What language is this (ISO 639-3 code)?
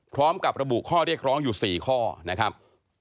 tha